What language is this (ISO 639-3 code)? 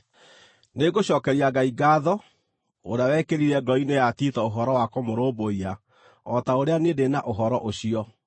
kik